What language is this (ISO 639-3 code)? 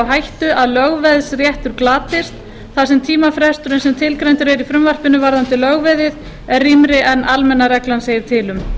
isl